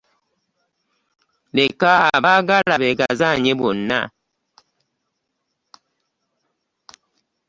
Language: Ganda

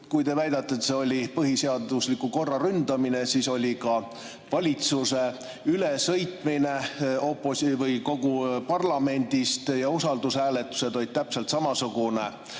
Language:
Estonian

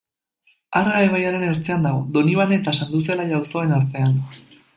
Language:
Basque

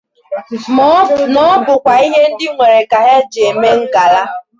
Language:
Igbo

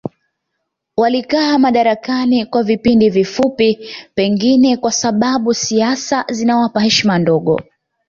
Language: Swahili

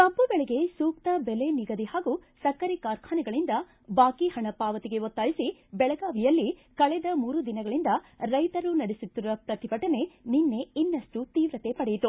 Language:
Kannada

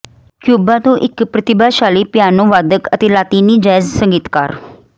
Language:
Punjabi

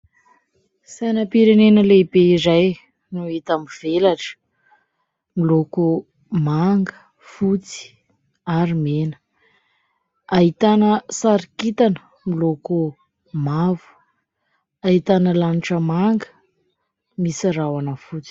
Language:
Malagasy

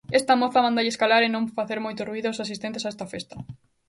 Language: Galician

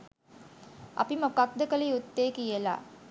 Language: Sinhala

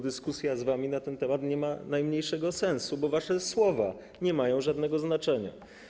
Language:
Polish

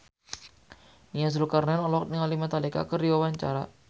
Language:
Sundanese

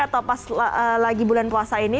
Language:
Indonesian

